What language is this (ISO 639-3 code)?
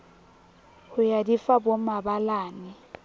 sot